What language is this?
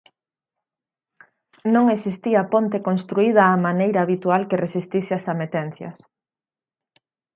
Galician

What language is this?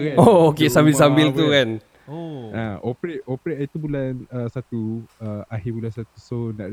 Malay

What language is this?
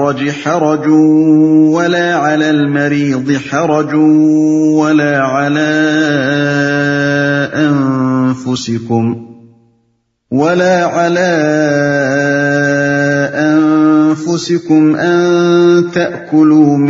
Urdu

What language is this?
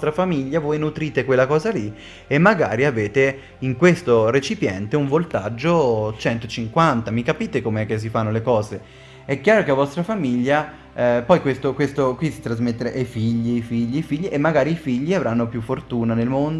Italian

